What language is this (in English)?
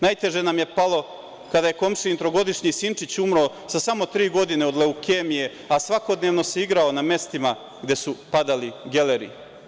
Serbian